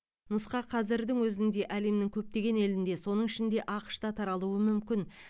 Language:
Kazakh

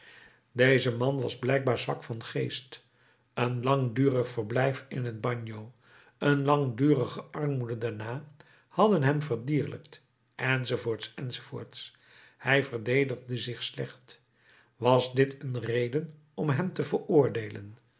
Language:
Dutch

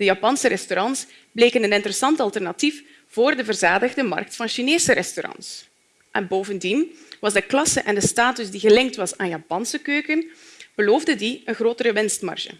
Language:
Dutch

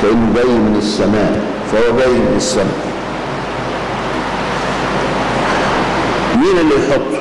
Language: Arabic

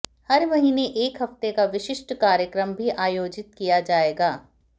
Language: Hindi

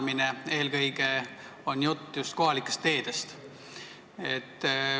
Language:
Estonian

